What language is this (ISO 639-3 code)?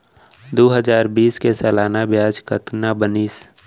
hne